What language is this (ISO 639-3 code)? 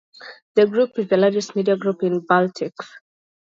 eng